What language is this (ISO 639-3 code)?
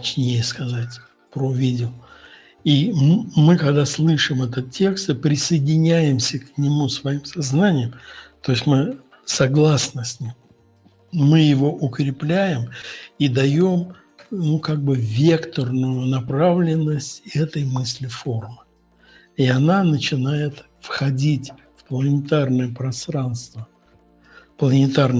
rus